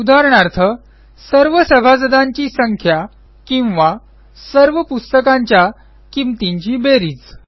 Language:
Marathi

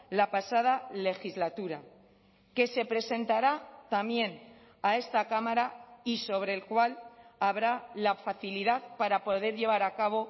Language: Spanish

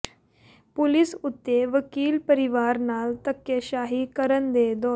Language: Punjabi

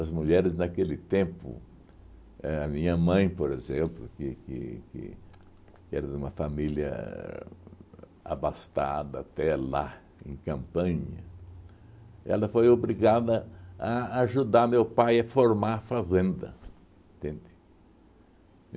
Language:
Portuguese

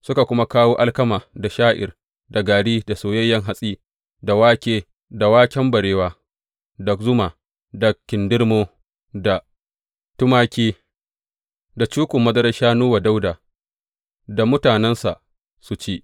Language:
Hausa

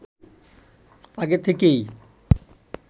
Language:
Bangla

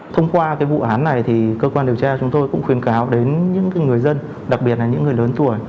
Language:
Vietnamese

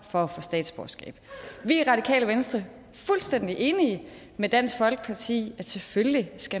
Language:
Danish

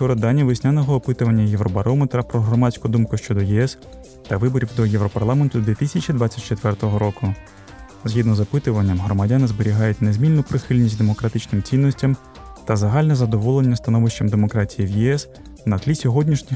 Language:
Ukrainian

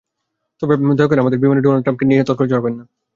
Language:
Bangla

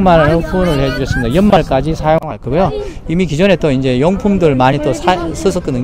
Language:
Korean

